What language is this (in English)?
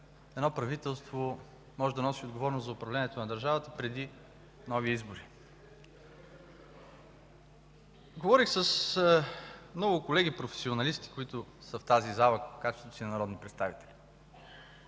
Bulgarian